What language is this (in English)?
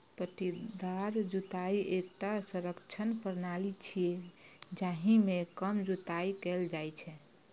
Maithili